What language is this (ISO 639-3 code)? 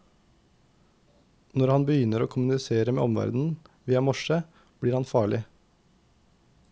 nor